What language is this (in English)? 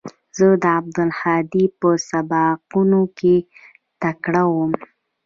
Pashto